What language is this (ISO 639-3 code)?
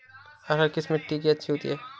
hin